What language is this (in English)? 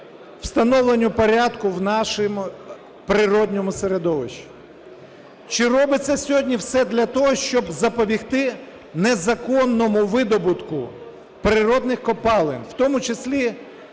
Ukrainian